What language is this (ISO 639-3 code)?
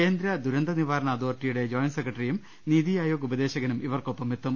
mal